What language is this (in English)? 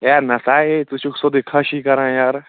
Kashmiri